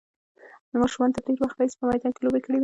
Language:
Pashto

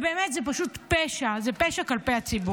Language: Hebrew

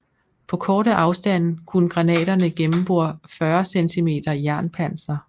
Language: Danish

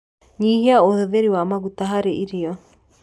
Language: Kikuyu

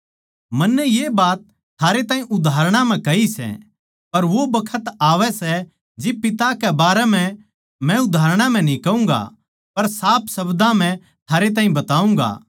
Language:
Haryanvi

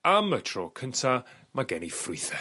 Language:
Welsh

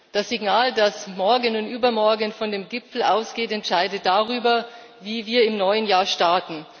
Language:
German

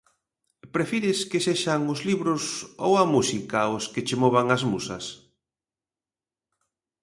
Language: Galician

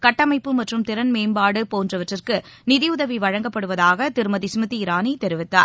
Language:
Tamil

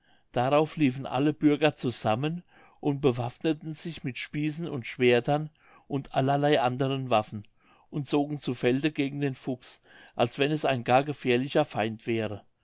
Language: German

